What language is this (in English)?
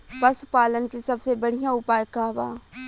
Bhojpuri